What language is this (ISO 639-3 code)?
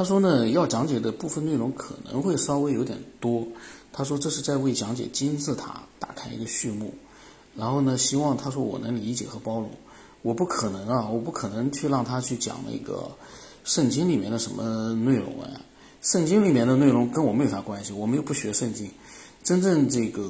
zho